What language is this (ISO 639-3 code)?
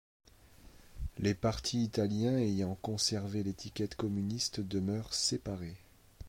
fra